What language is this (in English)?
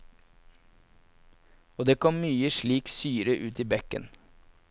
Norwegian